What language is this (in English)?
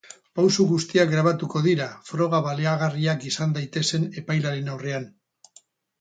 Basque